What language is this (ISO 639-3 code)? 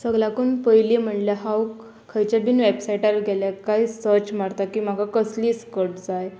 kok